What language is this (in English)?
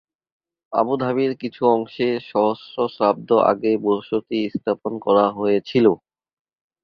Bangla